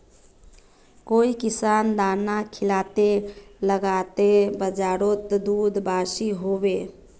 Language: Magahi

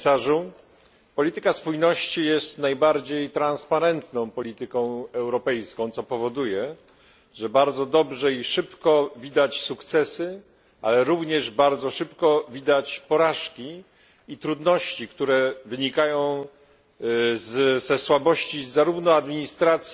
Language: Polish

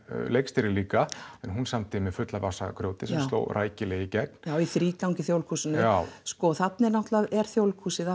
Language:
Icelandic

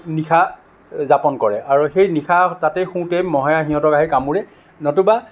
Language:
Assamese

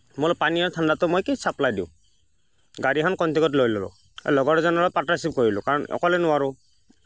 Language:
Assamese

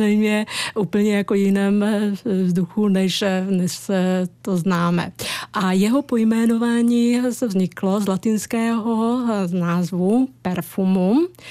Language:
Czech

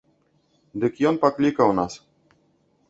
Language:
Belarusian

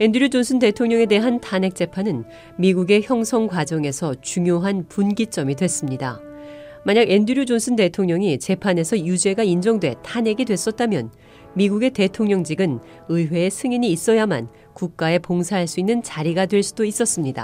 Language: Korean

